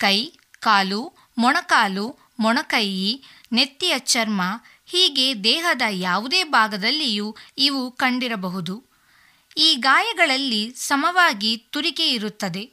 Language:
Kannada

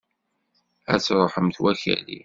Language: Kabyle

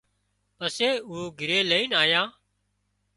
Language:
Wadiyara Koli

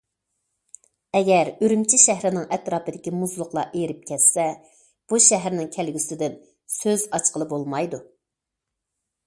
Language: Uyghur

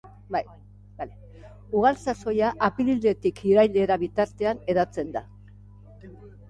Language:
Basque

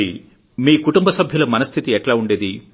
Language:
Telugu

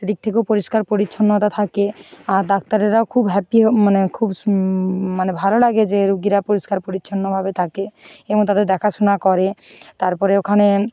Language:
Bangla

